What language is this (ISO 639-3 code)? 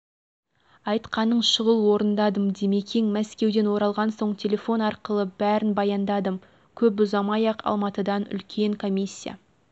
kaz